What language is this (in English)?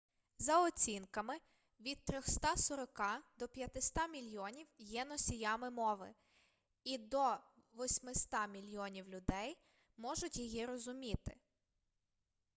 Ukrainian